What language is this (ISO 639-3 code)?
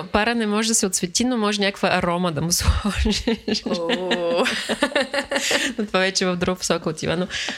bul